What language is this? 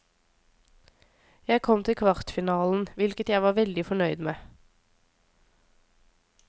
Norwegian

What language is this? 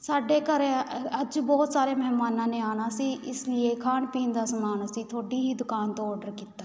Punjabi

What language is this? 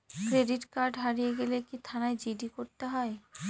Bangla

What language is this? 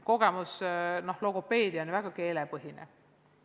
Estonian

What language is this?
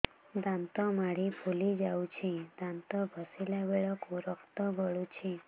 Odia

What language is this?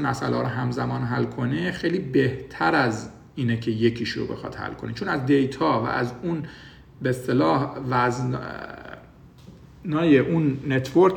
Persian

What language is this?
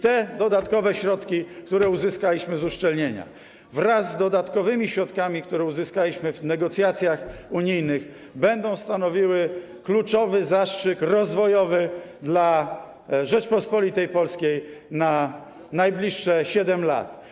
Polish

